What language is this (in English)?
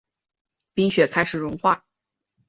Chinese